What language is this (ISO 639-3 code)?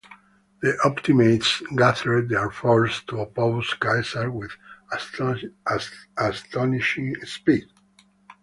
eng